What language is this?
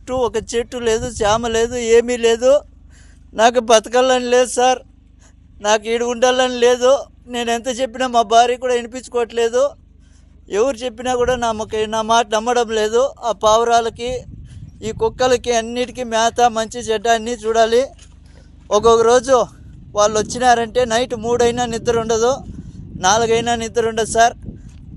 Telugu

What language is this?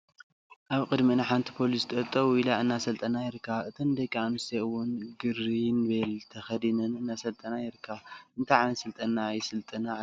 Tigrinya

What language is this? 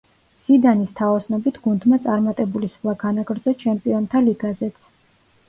Georgian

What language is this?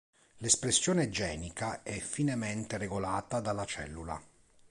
Italian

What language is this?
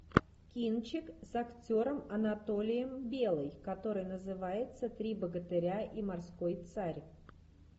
Russian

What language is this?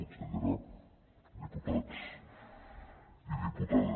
Catalan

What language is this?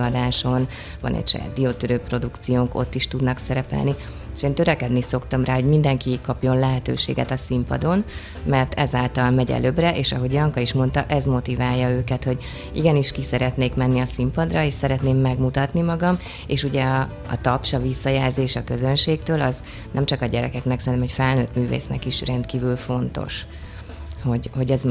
Hungarian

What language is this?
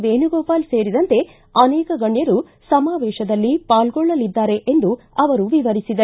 Kannada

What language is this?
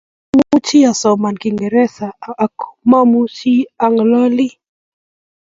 Kalenjin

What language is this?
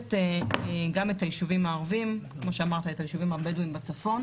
Hebrew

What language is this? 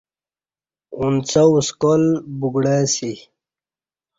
Kati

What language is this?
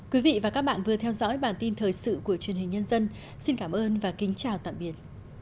Vietnamese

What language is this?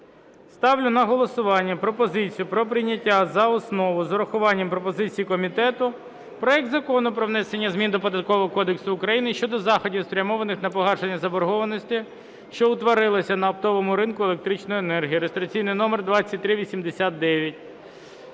Ukrainian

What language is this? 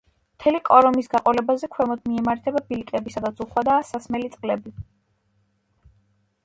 Georgian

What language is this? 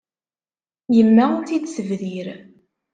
Kabyle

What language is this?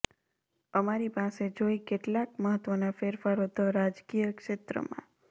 Gujarati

